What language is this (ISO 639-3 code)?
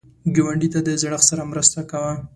pus